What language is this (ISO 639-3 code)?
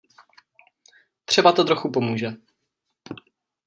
ces